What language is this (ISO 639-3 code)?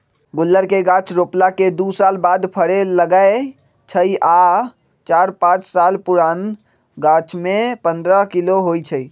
mag